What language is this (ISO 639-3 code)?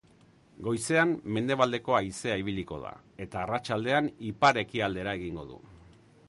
eus